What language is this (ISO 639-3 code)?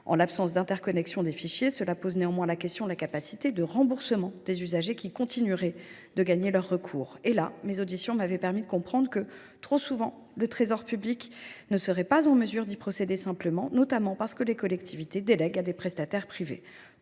fra